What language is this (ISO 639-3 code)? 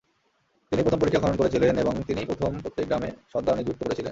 ben